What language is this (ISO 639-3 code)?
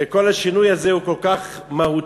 heb